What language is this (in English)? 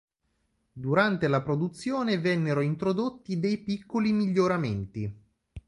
Italian